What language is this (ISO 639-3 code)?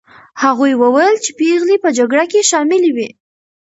pus